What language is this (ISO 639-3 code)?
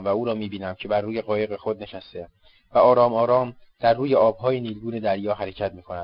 fas